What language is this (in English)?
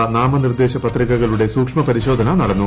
Malayalam